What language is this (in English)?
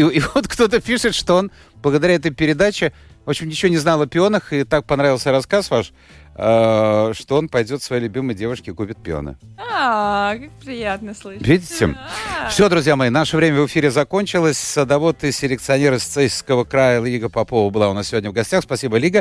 Russian